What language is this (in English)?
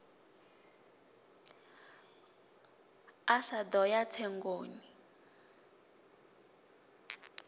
Venda